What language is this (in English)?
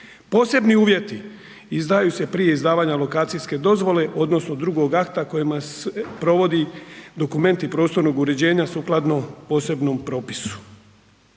Croatian